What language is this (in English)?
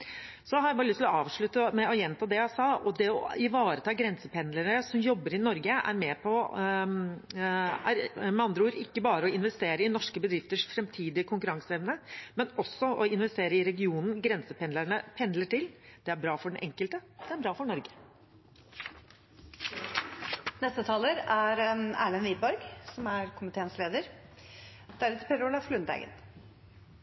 Norwegian Bokmål